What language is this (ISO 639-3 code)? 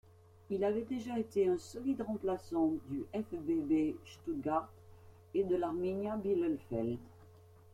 fra